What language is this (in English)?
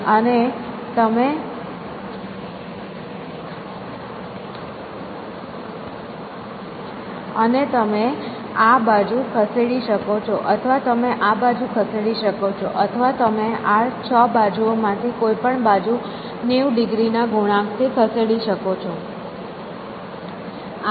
Gujarati